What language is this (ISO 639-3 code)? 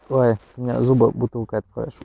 rus